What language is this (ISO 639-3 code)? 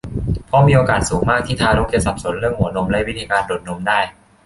tha